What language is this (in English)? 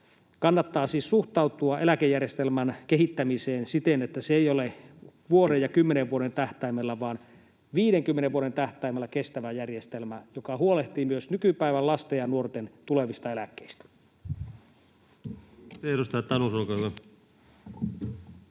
Finnish